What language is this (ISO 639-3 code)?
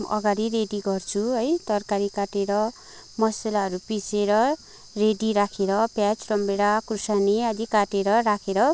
nep